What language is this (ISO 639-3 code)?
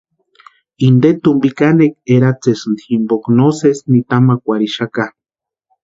pua